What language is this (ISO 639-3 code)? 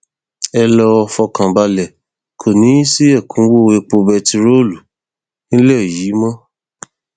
yor